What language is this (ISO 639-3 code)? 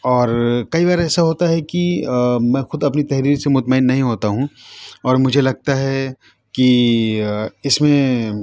urd